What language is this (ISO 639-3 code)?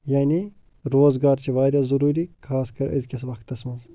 kas